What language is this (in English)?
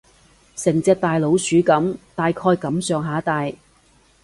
Cantonese